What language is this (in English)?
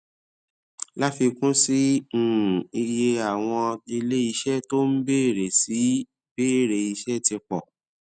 Yoruba